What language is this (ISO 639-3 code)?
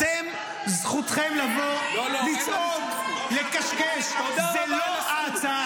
heb